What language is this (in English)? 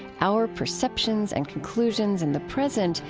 English